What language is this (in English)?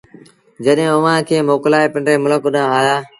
Sindhi Bhil